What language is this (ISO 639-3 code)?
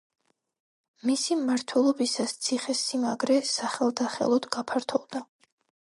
kat